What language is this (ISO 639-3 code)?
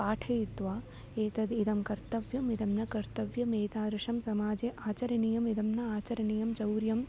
san